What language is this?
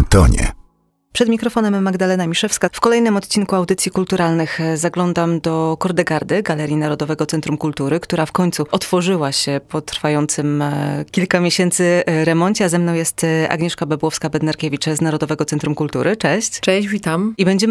Polish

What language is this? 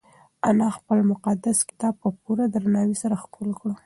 Pashto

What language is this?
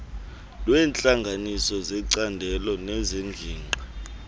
Xhosa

